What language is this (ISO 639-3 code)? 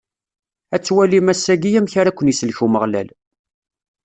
kab